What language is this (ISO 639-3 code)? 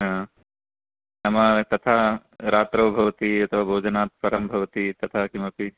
san